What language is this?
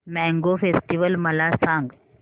Marathi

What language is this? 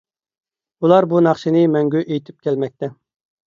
Uyghur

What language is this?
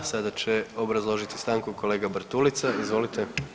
Croatian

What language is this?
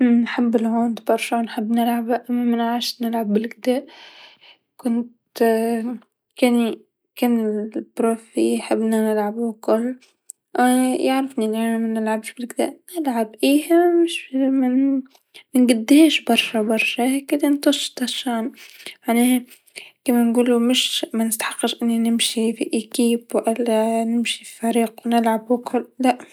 Tunisian Arabic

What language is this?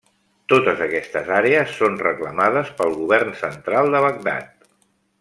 Catalan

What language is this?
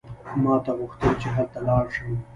Pashto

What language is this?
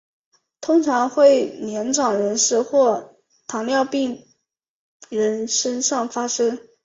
Chinese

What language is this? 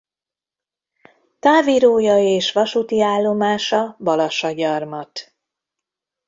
Hungarian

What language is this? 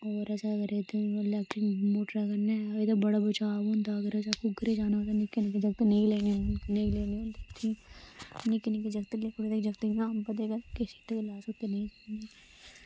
Dogri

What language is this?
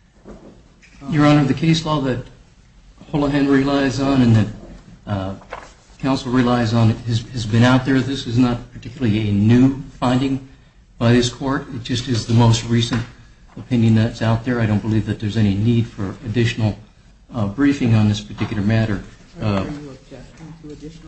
English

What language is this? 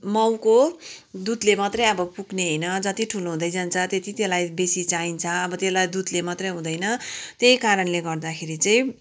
Nepali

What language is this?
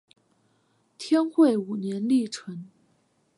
Chinese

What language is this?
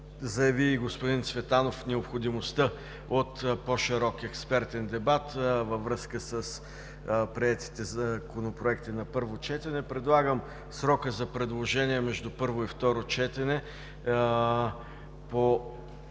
Bulgarian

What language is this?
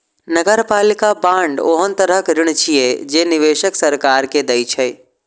Maithili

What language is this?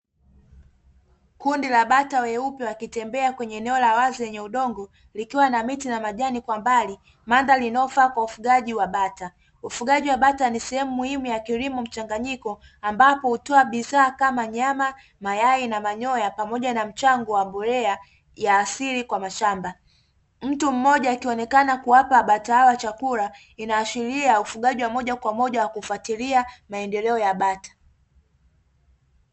Swahili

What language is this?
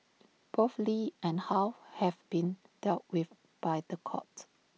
English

